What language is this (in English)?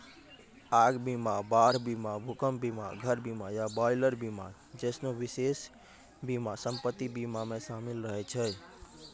Maithili